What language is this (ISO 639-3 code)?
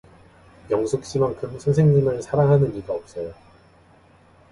kor